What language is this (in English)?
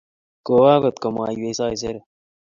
Kalenjin